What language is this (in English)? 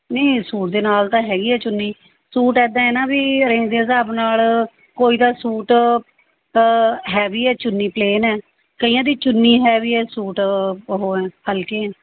Punjabi